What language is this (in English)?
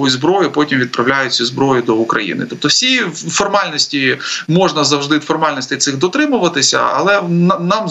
Ukrainian